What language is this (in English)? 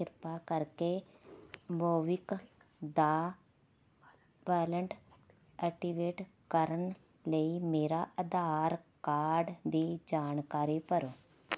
Punjabi